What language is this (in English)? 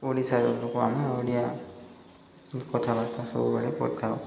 Odia